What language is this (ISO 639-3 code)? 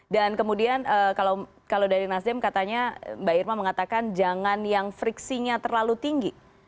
ind